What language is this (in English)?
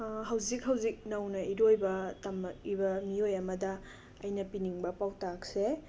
Manipuri